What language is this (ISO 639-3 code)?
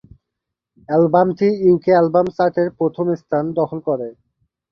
ben